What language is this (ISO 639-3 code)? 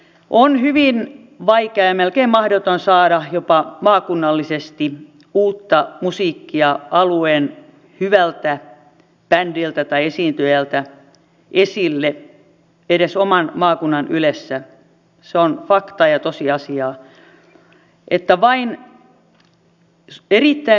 fin